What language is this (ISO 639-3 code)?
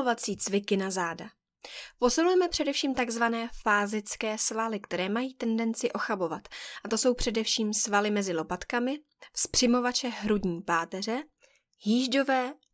ces